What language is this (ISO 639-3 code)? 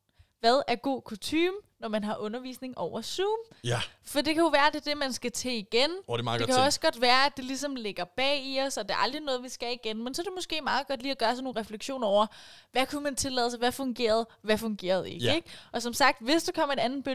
dan